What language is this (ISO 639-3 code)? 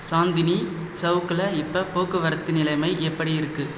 tam